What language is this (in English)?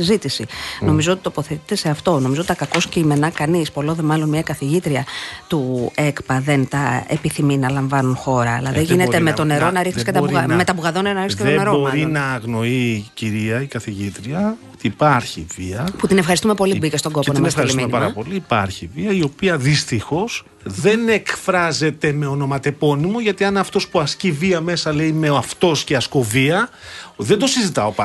Greek